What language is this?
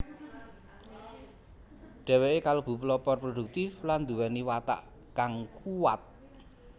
Javanese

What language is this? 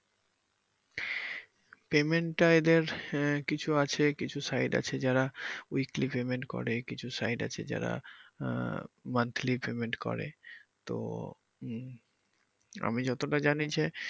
Bangla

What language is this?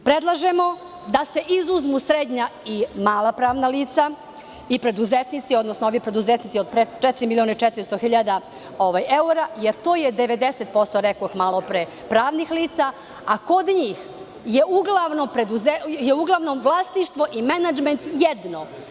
Serbian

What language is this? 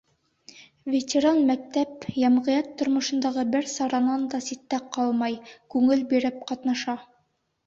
Bashkir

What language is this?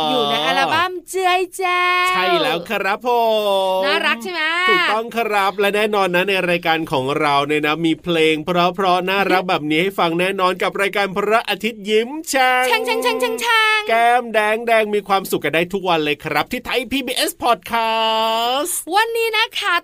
Thai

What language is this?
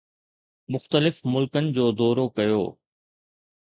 Sindhi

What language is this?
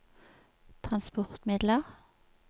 Norwegian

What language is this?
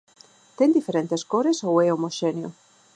Galician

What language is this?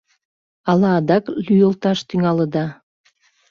Mari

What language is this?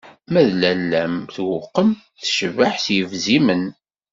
Kabyle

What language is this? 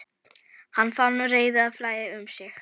Icelandic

